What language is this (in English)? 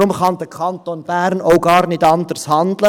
Swiss German